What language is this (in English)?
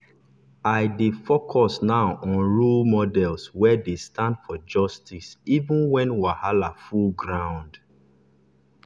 Nigerian Pidgin